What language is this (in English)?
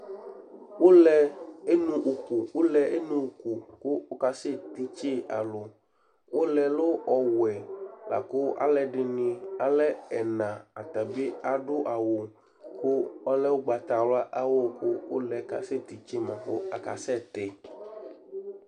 Ikposo